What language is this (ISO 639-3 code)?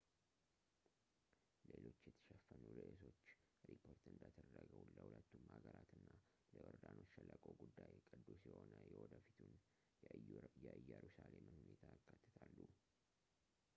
amh